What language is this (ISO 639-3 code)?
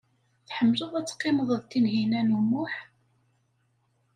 kab